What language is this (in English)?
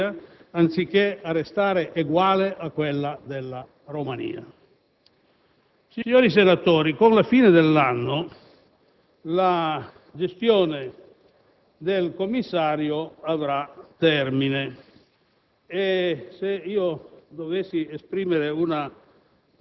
Italian